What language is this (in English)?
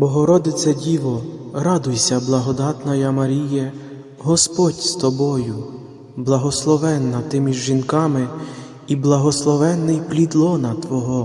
Ukrainian